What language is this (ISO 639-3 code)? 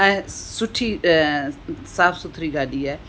snd